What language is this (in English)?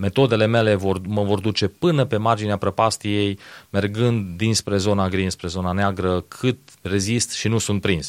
Romanian